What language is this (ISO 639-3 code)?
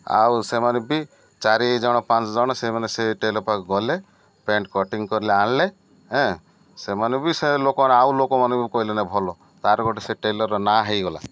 ori